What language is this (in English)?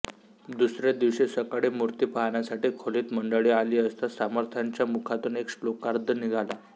Marathi